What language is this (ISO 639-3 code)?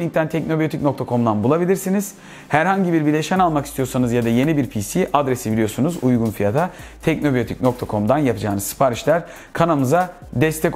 tur